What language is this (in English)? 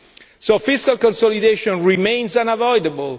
English